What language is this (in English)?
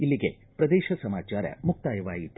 Kannada